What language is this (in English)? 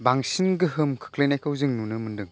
Bodo